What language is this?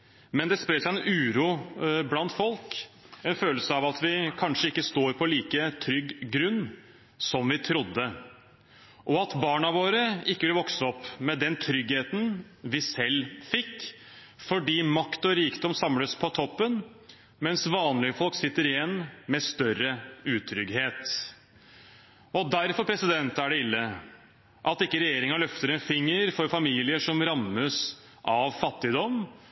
Norwegian Bokmål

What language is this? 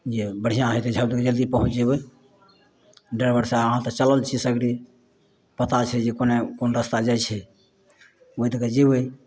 Maithili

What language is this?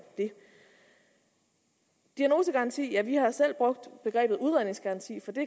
Danish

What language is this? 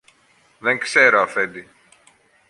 Greek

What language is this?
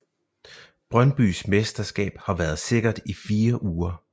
Danish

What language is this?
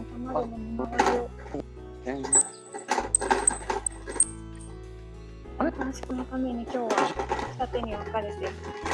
Japanese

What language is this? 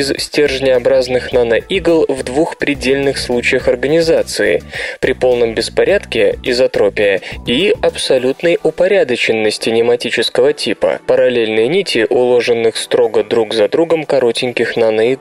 Russian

